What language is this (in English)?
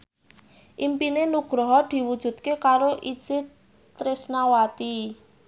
Javanese